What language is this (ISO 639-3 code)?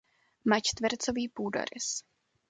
ces